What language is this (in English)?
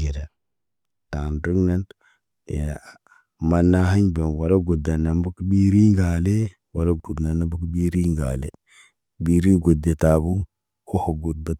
Naba